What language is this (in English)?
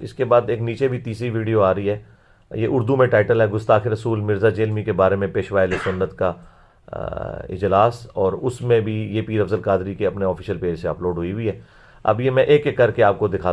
Urdu